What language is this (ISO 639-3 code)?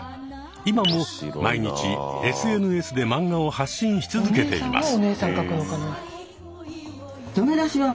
jpn